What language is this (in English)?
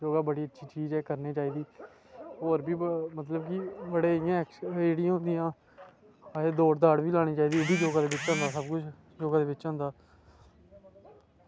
Dogri